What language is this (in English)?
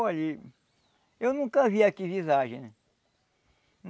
Portuguese